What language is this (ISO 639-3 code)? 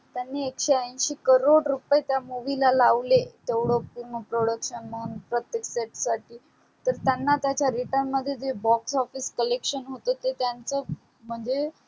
mar